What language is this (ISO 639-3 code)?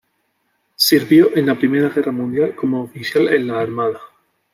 spa